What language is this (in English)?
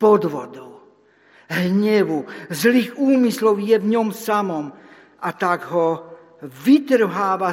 Slovak